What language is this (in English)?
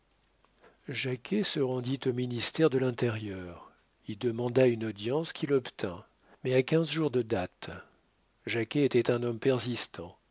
French